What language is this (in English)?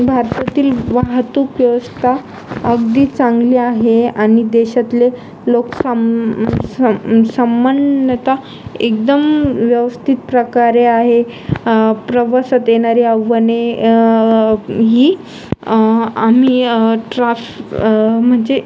Marathi